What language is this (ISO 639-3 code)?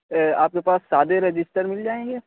urd